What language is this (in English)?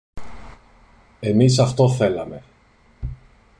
Greek